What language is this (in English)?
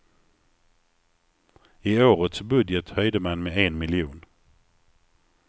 Swedish